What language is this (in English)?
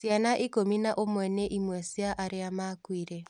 Kikuyu